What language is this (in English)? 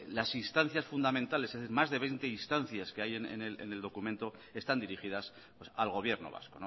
Spanish